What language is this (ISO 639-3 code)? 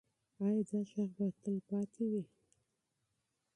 pus